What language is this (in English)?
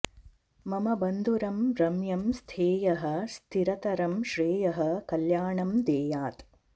Sanskrit